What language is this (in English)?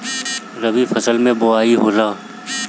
Bhojpuri